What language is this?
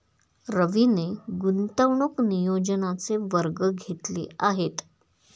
Marathi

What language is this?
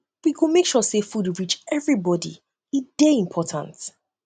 Nigerian Pidgin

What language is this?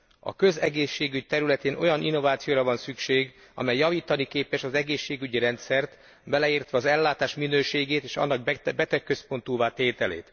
Hungarian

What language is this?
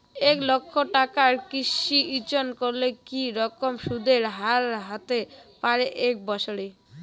Bangla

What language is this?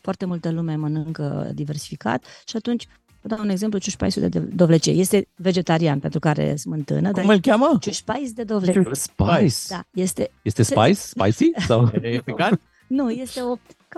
Romanian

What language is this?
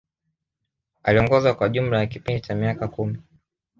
Swahili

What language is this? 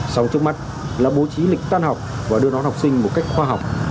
Vietnamese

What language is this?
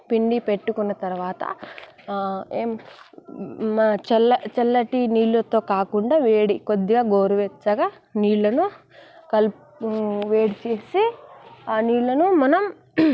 Telugu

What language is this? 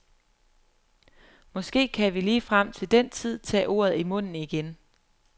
Danish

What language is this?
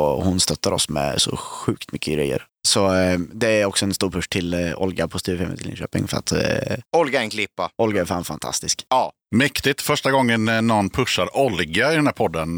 Swedish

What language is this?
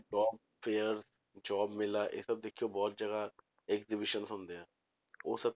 Punjabi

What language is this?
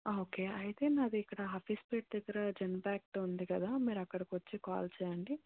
Telugu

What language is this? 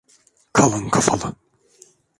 Turkish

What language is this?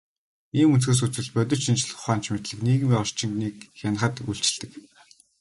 Mongolian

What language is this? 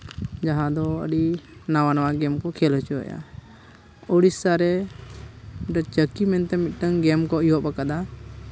Santali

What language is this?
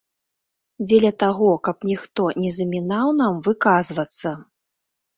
Belarusian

